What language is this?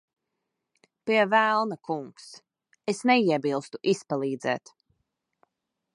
Latvian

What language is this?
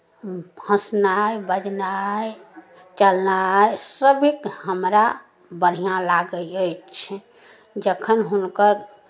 Maithili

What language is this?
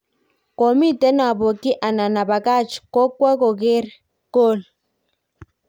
Kalenjin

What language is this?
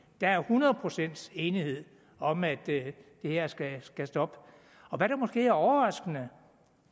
Danish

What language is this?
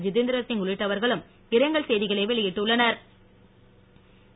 Tamil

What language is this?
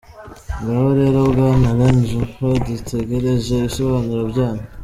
Kinyarwanda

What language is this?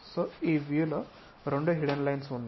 Telugu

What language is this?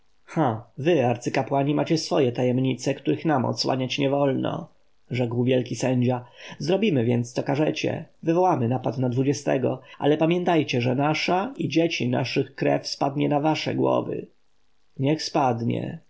Polish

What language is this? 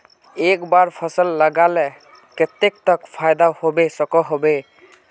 Magahi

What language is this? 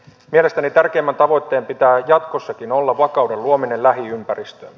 Finnish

